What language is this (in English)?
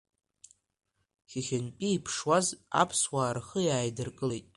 Abkhazian